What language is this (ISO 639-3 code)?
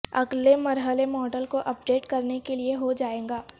urd